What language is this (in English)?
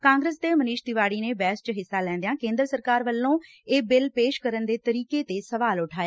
Punjabi